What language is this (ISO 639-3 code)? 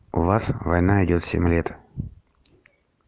rus